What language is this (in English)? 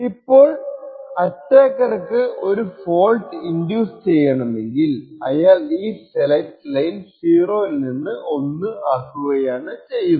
Malayalam